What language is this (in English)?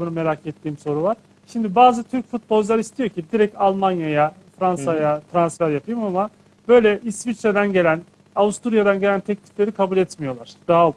Turkish